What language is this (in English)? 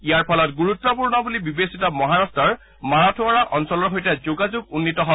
Assamese